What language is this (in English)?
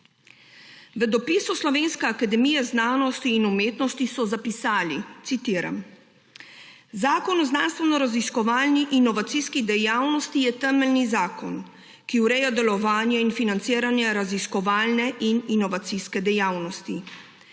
Slovenian